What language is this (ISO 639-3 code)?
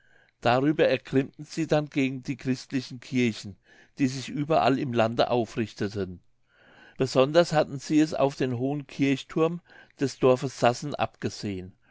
deu